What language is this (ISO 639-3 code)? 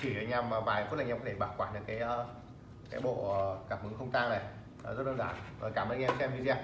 vie